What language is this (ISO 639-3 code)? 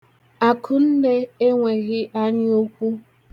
ibo